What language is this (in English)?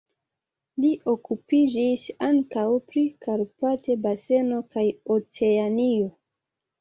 Esperanto